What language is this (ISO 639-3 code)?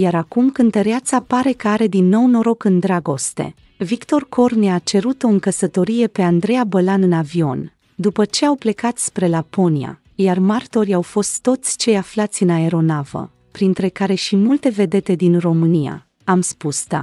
ron